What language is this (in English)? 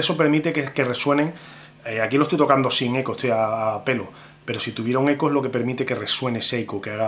Spanish